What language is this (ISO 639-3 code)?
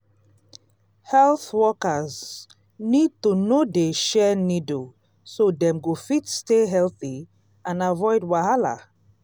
pcm